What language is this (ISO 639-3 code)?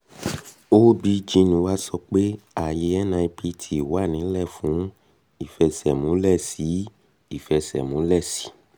yor